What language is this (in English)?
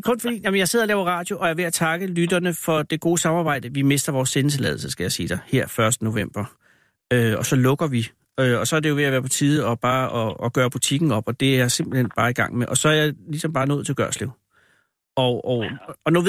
Danish